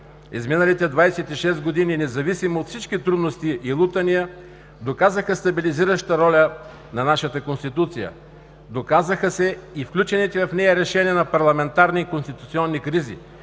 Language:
Bulgarian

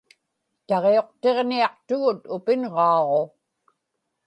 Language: Inupiaq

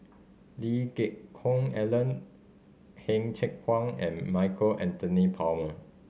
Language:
English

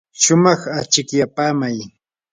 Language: Yanahuanca Pasco Quechua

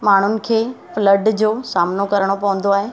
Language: Sindhi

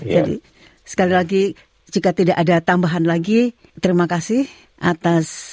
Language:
Indonesian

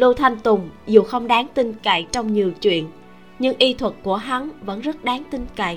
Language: Vietnamese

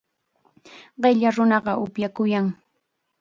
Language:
Chiquián Ancash Quechua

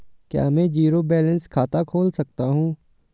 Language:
Hindi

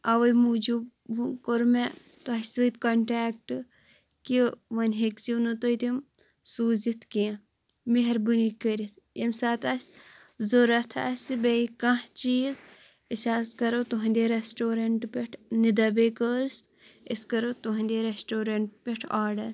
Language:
Kashmiri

